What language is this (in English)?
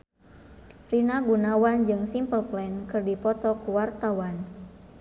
Sundanese